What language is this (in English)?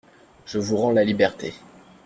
French